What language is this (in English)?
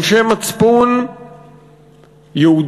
Hebrew